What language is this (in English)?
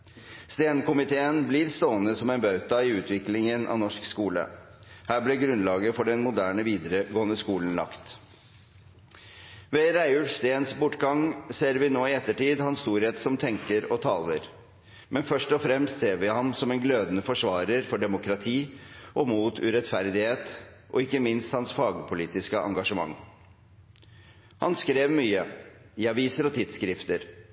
Norwegian Bokmål